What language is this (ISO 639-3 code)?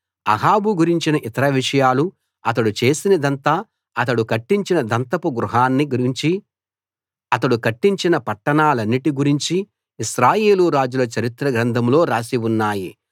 tel